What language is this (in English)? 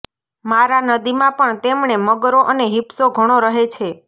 Gujarati